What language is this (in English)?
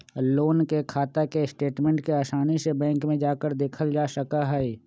Magahi